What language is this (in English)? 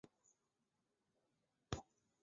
Chinese